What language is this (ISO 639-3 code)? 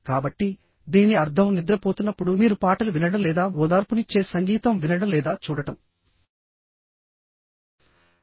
tel